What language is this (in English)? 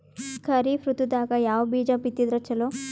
Kannada